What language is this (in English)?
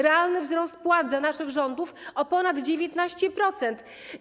Polish